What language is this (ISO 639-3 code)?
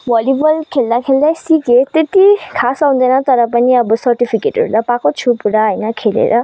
nep